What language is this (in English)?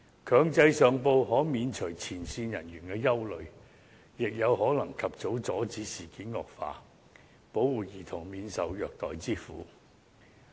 Cantonese